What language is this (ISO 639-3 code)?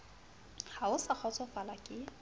sot